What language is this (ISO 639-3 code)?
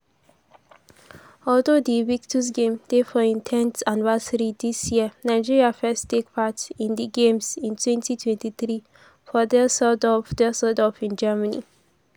pcm